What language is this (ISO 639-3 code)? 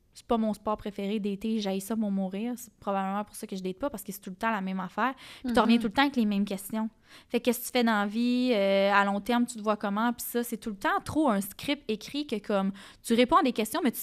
fra